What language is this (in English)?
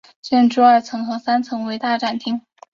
Chinese